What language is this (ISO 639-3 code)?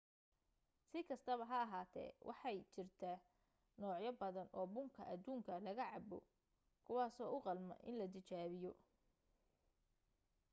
som